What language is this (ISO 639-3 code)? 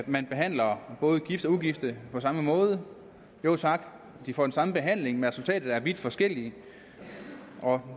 dan